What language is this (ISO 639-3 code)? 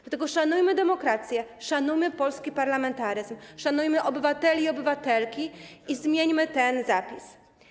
pol